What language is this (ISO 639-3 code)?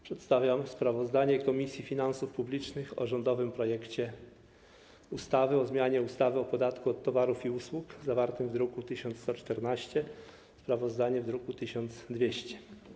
pol